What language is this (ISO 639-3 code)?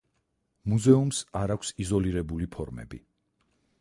kat